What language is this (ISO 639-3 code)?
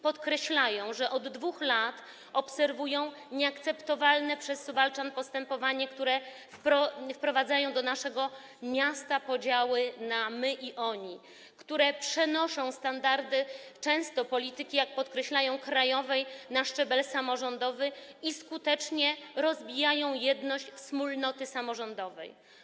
pol